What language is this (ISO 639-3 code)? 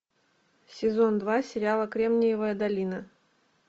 rus